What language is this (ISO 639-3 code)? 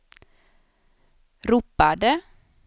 swe